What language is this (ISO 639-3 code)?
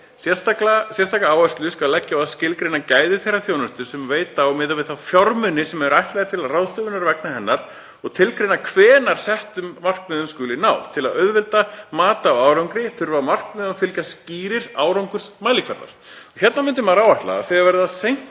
isl